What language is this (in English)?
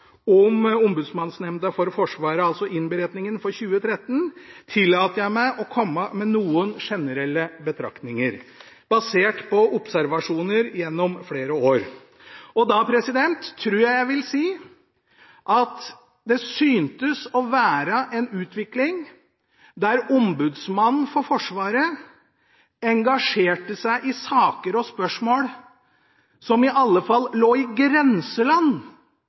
Norwegian Bokmål